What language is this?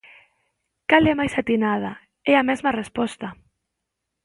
Galician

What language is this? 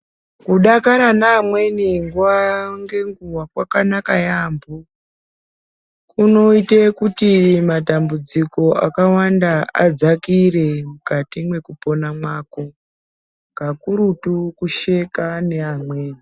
Ndau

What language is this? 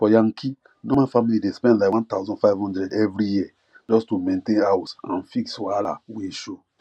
Nigerian Pidgin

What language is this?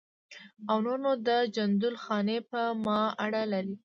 Pashto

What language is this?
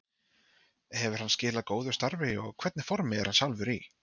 Icelandic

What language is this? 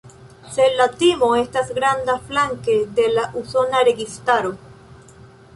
Esperanto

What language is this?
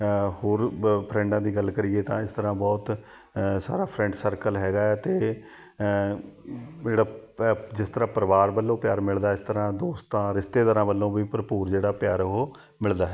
Punjabi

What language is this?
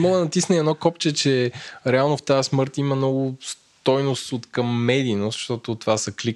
Bulgarian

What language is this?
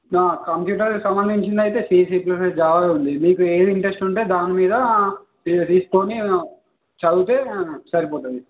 Telugu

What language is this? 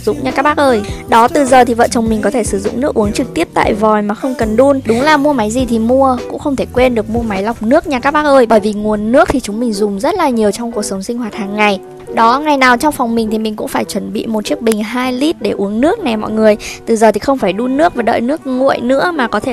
Vietnamese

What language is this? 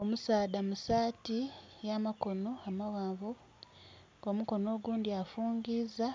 Soga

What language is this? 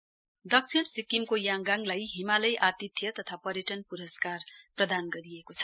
Nepali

